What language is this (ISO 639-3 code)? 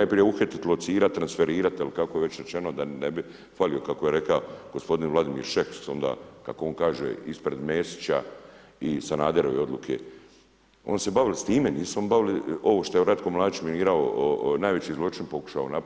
hrv